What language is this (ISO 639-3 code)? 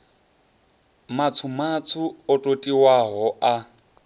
ven